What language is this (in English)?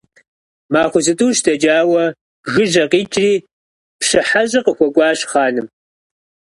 Kabardian